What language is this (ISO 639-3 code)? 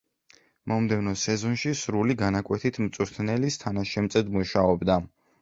kat